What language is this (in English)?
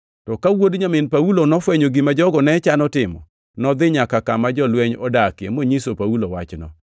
Luo (Kenya and Tanzania)